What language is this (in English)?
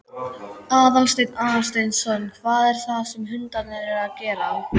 Icelandic